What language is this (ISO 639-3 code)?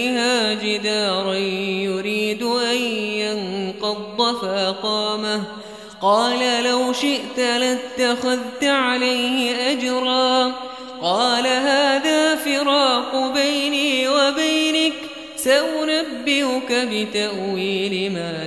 ara